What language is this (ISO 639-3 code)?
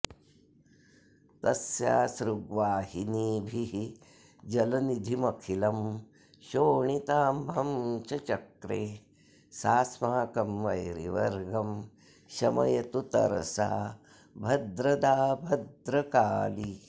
san